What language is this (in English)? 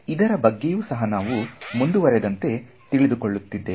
Kannada